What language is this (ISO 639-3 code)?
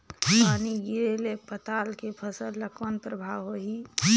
hne